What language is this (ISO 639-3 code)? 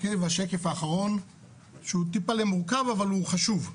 heb